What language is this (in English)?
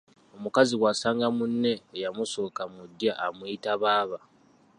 Ganda